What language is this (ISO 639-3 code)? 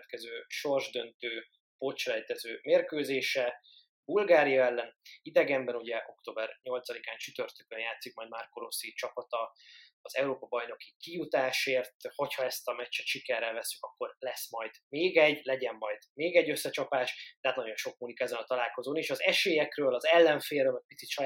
hun